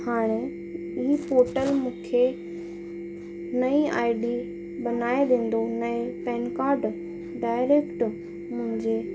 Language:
Sindhi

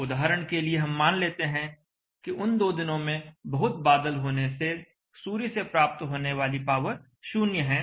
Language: Hindi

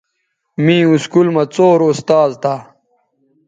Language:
Bateri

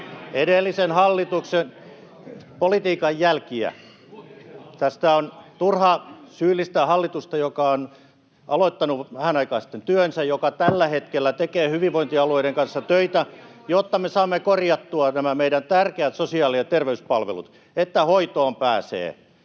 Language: Finnish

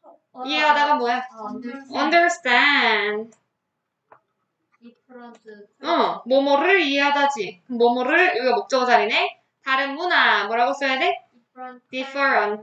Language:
Korean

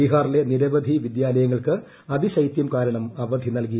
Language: Malayalam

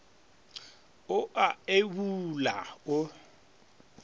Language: Northern Sotho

